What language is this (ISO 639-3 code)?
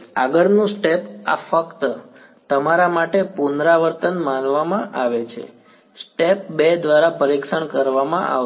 guj